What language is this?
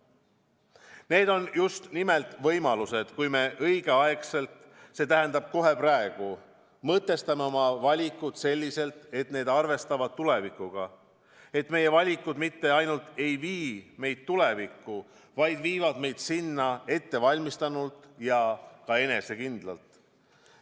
Estonian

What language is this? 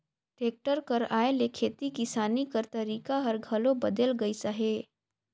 Chhattisgarhi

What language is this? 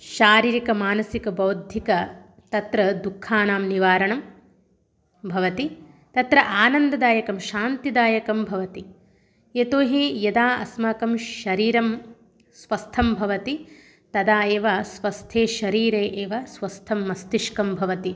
Sanskrit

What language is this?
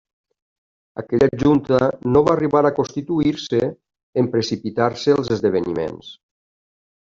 Catalan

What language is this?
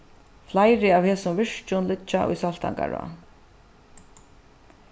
Faroese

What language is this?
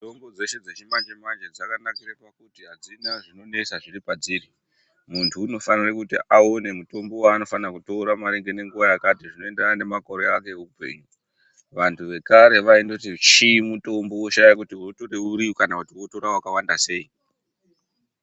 Ndau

